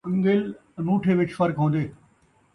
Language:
Saraiki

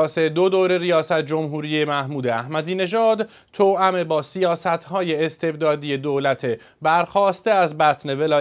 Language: Persian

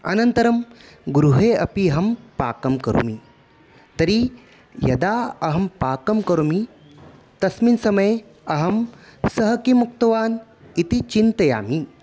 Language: Sanskrit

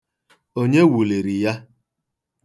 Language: Igbo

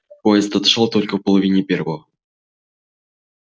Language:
Russian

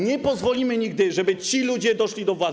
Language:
Polish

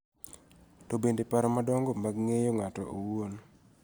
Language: Luo (Kenya and Tanzania)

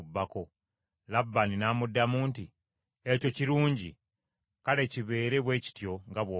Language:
Ganda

